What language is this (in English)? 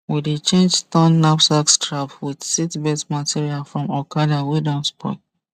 Nigerian Pidgin